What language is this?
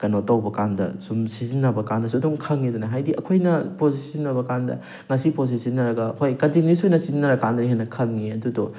Manipuri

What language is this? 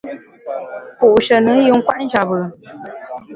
Bamun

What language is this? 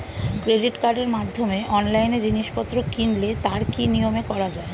Bangla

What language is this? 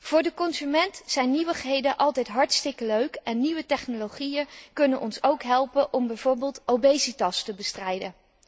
Dutch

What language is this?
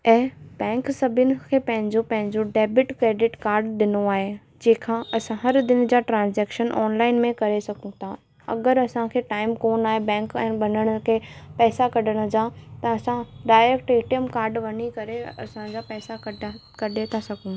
Sindhi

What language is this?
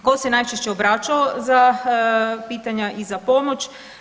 Croatian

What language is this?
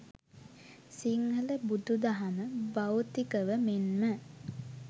Sinhala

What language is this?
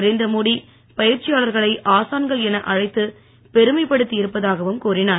Tamil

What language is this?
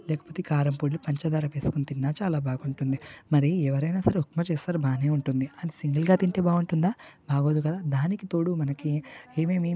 Telugu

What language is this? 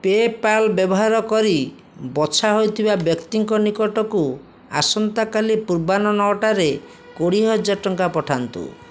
Odia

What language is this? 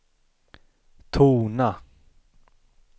Swedish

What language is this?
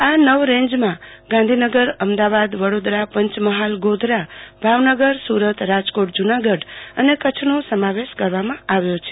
Gujarati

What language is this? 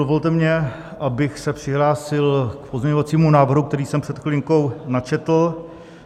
Czech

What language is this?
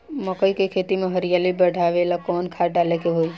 Bhojpuri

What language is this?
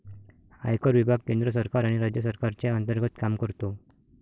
Marathi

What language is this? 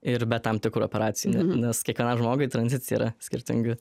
Lithuanian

